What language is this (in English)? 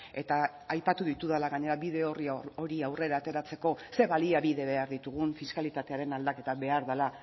Basque